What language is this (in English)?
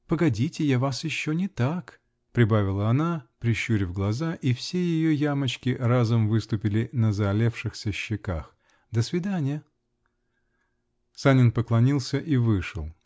Russian